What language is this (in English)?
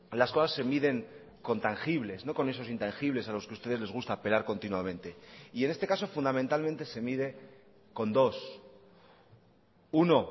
Spanish